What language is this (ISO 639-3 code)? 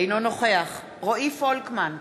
heb